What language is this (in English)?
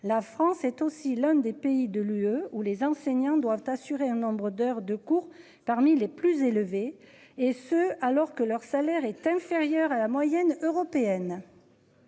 French